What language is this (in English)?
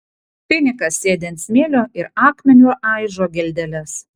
Lithuanian